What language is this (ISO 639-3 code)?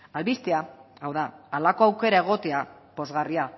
eus